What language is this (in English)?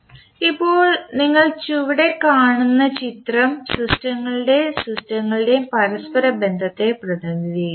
Malayalam